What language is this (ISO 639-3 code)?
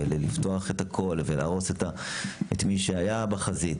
heb